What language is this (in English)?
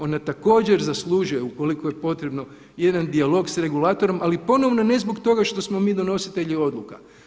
Croatian